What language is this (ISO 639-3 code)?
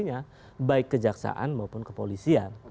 ind